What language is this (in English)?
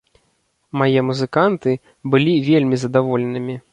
Belarusian